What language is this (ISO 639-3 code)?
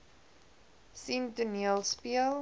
afr